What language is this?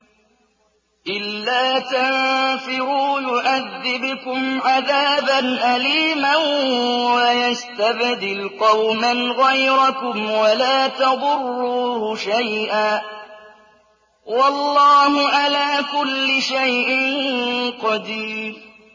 Arabic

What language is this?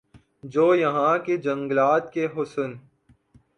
Urdu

